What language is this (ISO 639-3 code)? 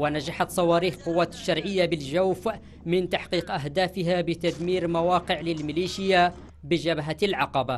ara